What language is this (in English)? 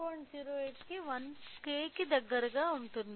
Telugu